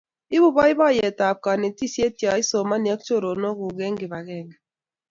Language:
Kalenjin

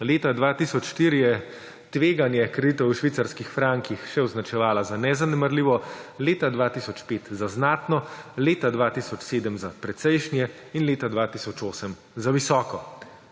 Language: Slovenian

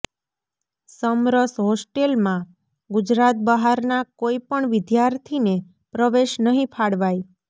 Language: Gujarati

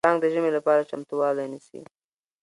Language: Pashto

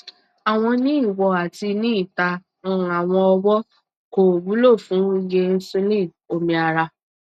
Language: Yoruba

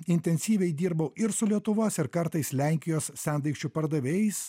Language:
Lithuanian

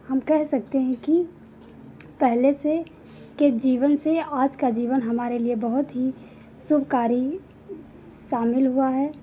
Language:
Hindi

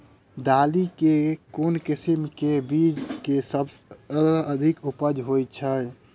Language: Maithili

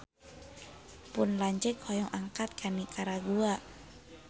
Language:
Sundanese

